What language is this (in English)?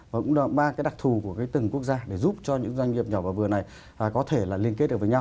Vietnamese